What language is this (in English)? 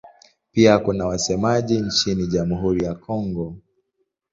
Swahili